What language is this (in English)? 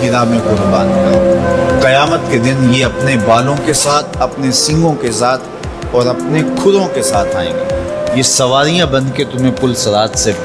Urdu